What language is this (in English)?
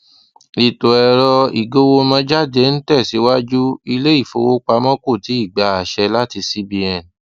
Yoruba